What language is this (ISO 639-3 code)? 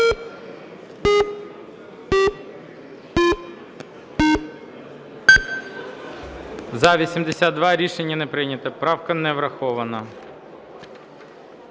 ukr